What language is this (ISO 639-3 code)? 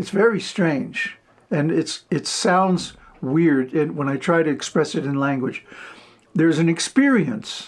eng